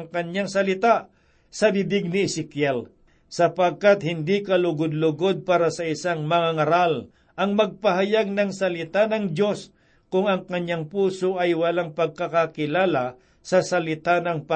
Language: Filipino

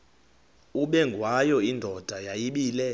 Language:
Xhosa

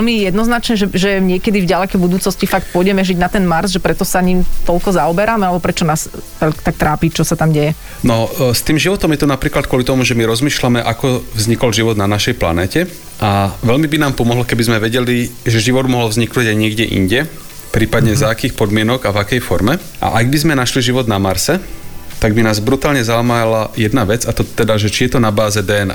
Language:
Slovak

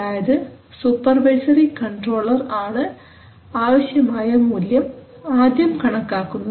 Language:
Malayalam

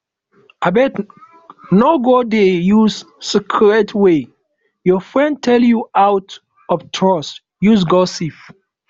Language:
Nigerian Pidgin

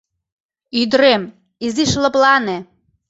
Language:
Mari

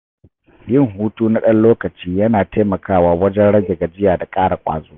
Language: Hausa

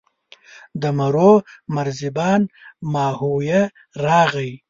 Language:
Pashto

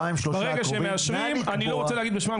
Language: Hebrew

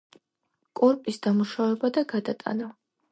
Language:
Georgian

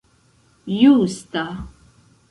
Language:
Esperanto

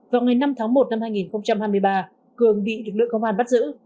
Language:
Vietnamese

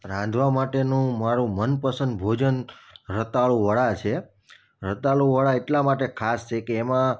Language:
Gujarati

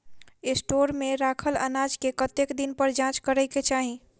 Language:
Maithili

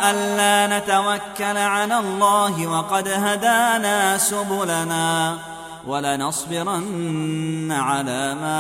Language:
Arabic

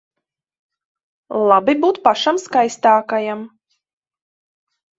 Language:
Latvian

